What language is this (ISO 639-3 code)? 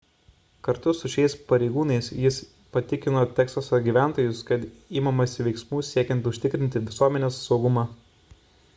lit